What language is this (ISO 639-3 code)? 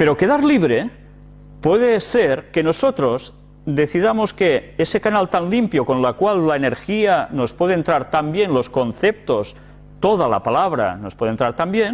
spa